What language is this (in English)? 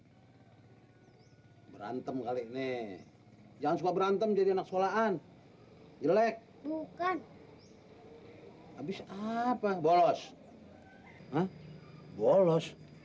Indonesian